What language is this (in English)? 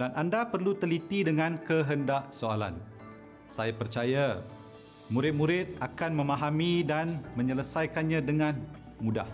Malay